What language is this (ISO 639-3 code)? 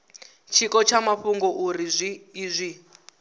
ven